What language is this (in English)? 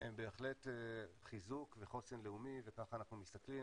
Hebrew